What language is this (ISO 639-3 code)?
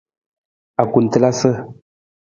nmz